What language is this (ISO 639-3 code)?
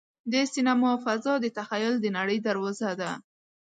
pus